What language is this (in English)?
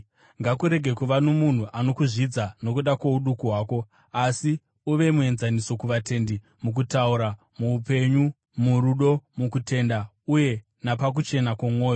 Shona